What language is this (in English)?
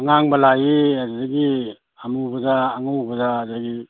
Manipuri